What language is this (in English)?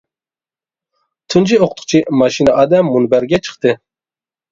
Uyghur